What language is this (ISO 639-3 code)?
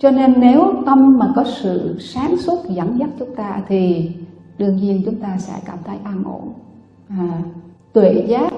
vie